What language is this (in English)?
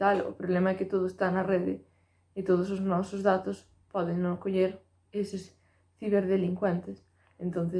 Spanish